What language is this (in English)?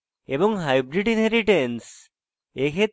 Bangla